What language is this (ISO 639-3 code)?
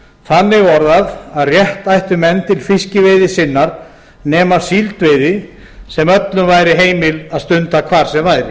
isl